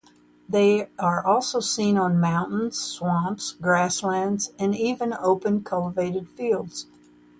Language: English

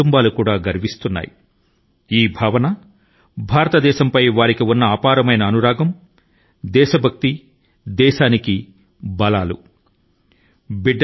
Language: Telugu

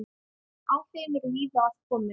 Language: Icelandic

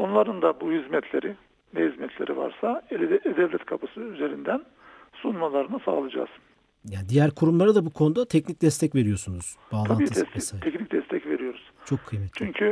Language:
Turkish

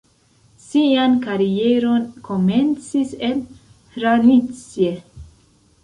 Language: Esperanto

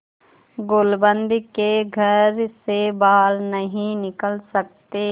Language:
Hindi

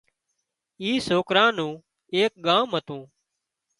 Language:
Wadiyara Koli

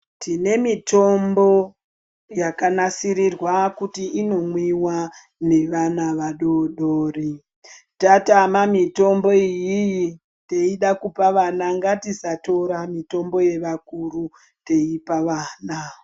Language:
Ndau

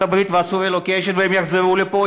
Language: Hebrew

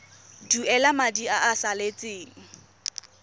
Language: Tswana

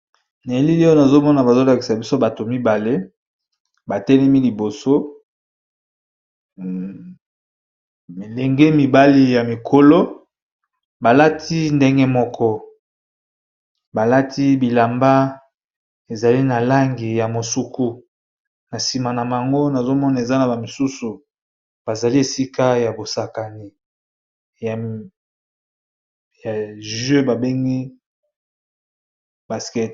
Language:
Lingala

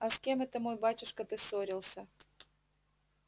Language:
Russian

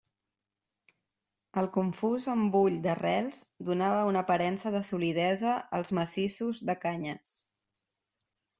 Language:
Catalan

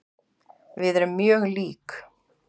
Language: Icelandic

